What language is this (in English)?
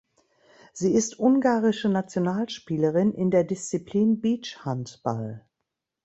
German